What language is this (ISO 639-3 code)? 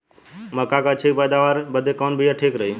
bho